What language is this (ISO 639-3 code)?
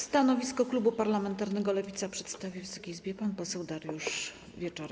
pol